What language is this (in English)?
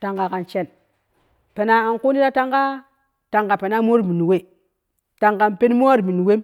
Kushi